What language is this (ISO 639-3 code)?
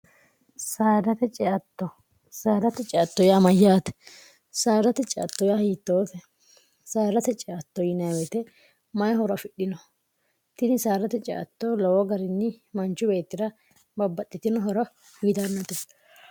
sid